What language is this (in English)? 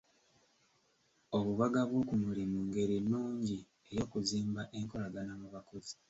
Ganda